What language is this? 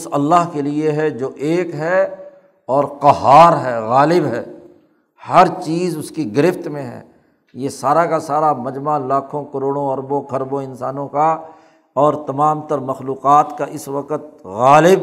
Urdu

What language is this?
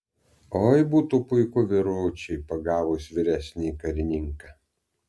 Lithuanian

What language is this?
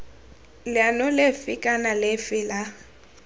Tswana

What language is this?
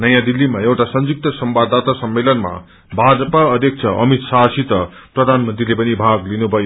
Nepali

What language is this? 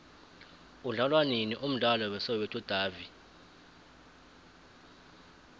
South Ndebele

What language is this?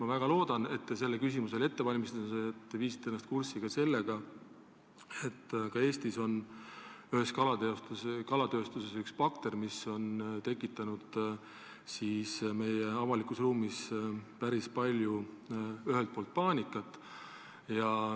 Estonian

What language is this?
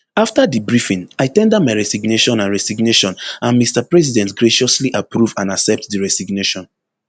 Nigerian Pidgin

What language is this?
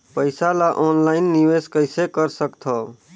Chhattisgarhi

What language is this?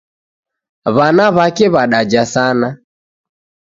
Taita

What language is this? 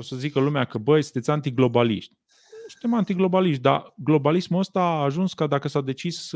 Romanian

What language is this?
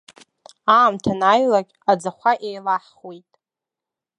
Abkhazian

